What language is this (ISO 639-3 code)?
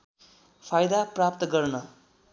nep